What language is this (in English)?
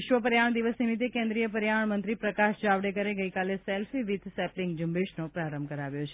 Gujarati